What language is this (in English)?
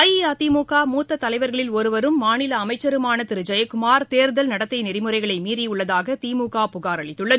Tamil